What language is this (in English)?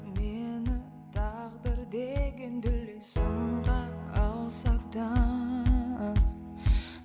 Kazakh